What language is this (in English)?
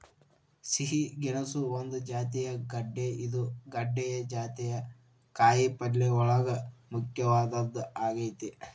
Kannada